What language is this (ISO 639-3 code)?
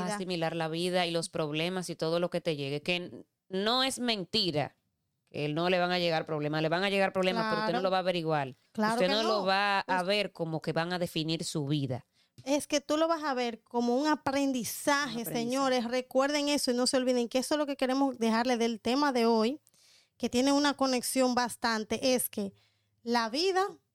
spa